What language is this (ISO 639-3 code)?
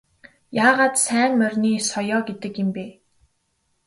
mon